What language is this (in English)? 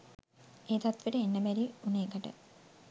Sinhala